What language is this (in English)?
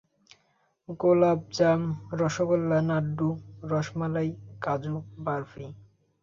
Bangla